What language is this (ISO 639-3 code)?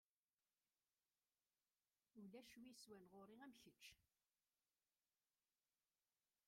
kab